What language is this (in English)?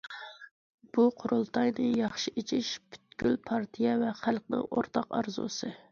Uyghur